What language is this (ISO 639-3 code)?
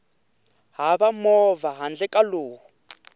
tso